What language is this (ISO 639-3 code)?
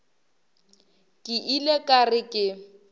nso